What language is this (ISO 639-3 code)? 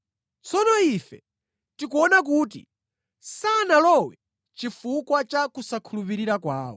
nya